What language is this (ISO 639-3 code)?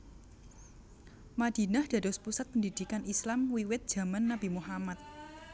jav